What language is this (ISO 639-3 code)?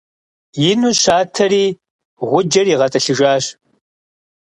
kbd